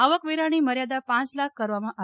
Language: Gujarati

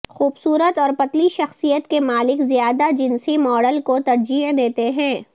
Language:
Urdu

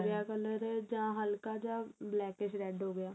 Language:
Punjabi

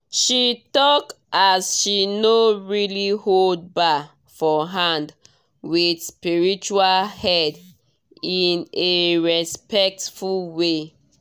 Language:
Nigerian Pidgin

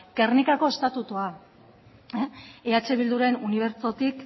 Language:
Basque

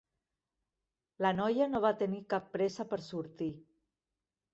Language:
Catalan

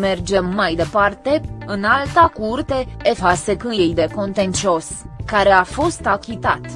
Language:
Romanian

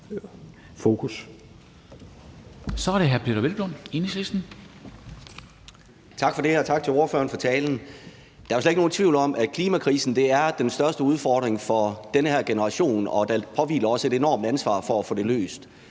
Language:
Danish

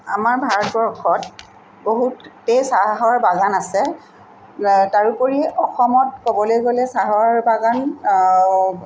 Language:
Assamese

